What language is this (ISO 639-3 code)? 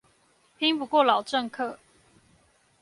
zho